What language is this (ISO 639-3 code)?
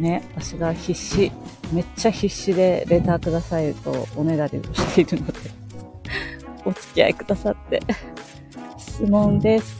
jpn